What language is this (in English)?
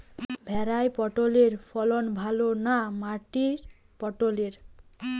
Bangla